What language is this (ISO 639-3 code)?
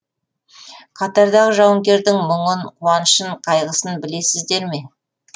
kaz